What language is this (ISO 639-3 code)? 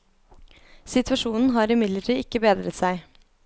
nor